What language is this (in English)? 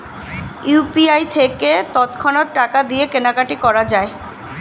Bangla